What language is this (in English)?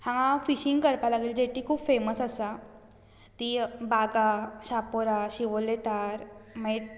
Konkani